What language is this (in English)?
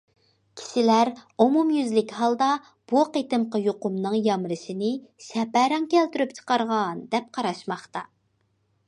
Uyghur